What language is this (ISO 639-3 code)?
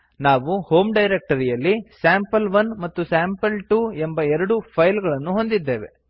kan